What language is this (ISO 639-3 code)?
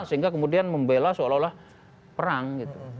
ind